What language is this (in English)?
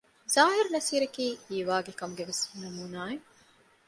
Divehi